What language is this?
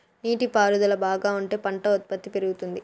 Telugu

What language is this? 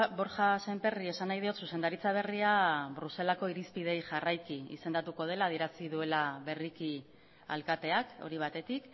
Basque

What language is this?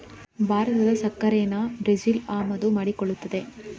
Kannada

